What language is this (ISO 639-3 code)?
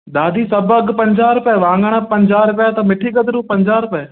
snd